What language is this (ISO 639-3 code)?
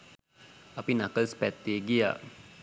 sin